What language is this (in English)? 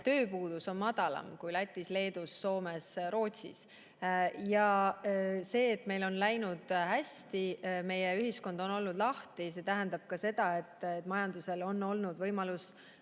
Estonian